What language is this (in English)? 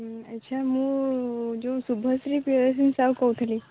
Odia